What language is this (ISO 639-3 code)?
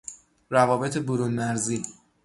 fas